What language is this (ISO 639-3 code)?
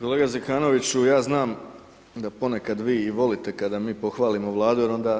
hrv